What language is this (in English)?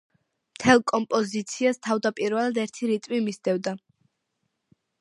Georgian